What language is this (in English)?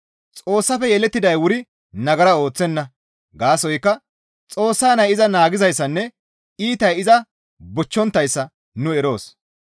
Gamo